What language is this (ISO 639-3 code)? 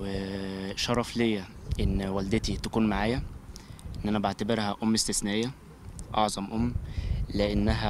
ara